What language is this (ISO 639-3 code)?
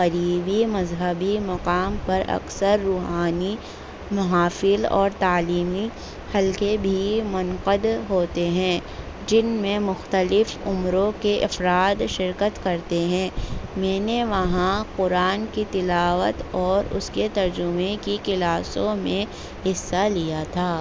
urd